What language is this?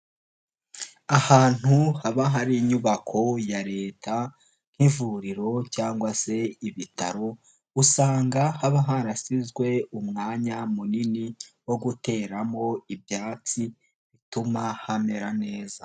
Kinyarwanda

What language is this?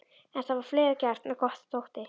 Icelandic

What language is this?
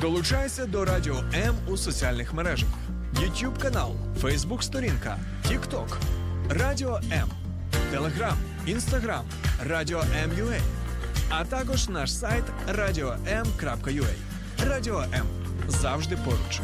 Ukrainian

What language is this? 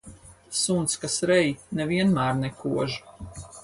Latvian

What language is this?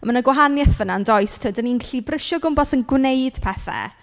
Welsh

